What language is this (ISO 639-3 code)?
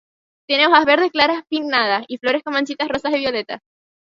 spa